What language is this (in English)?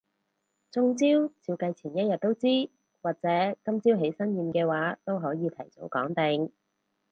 Cantonese